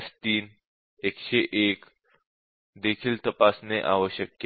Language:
Marathi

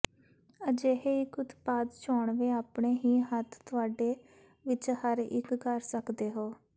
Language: Punjabi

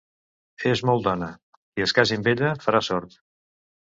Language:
Catalan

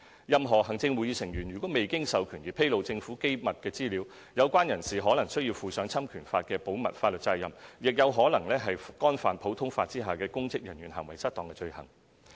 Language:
Cantonese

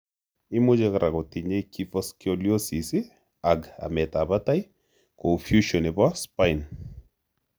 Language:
Kalenjin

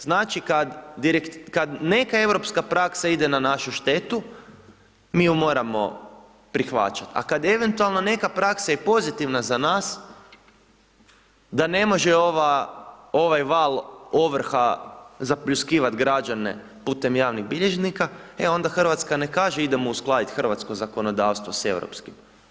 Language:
Croatian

